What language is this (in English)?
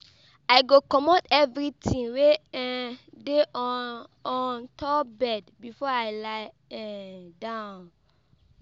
Nigerian Pidgin